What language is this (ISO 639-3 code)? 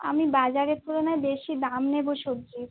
ben